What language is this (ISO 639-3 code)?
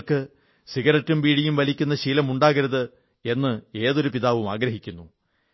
mal